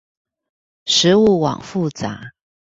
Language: Chinese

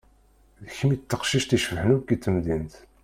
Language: Kabyle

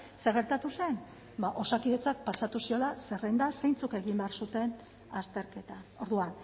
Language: Basque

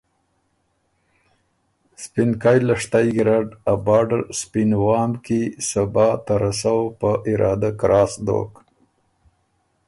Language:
Ormuri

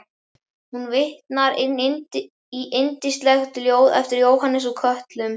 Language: Icelandic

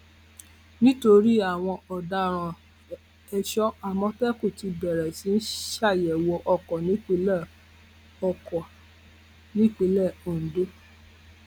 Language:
Yoruba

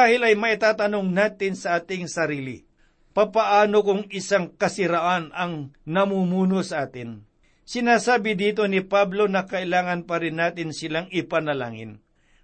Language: Filipino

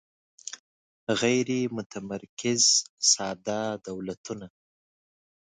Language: Pashto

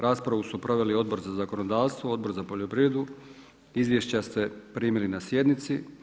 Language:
Croatian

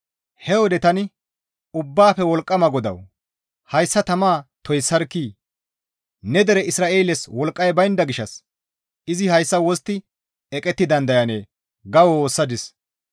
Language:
Gamo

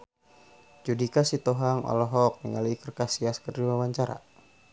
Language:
Sundanese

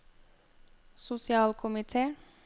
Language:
Norwegian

